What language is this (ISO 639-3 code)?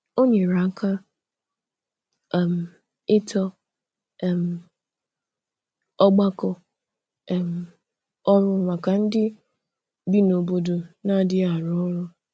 ibo